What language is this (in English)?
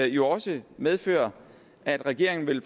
Danish